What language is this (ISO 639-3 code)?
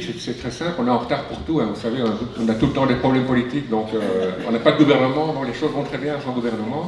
fra